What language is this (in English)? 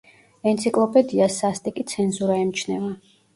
Georgian